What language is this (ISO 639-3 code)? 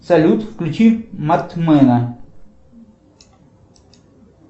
rus